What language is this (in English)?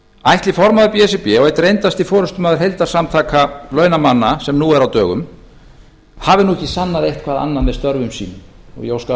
Icelandic